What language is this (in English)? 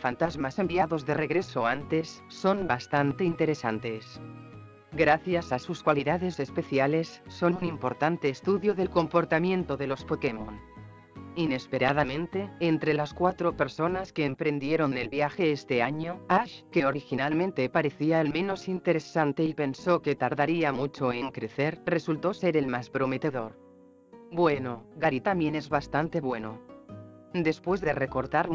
Spanish